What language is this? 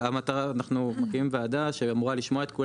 Hebrew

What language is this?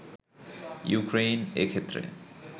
Bangla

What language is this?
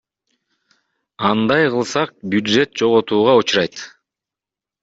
Kyrgyz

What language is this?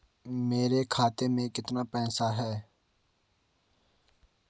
Hindi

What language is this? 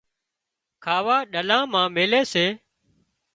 Wadiyara Koli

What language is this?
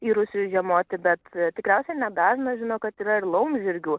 Lithuanian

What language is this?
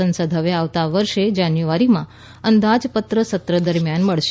Gujarati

